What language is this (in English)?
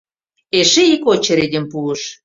Mari